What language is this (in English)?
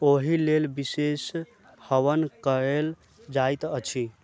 Maithili